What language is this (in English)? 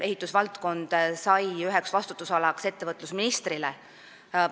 Estonian